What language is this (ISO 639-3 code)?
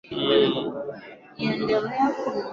swa